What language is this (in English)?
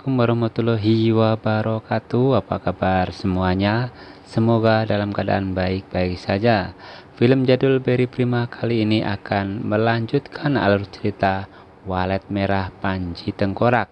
Indonesian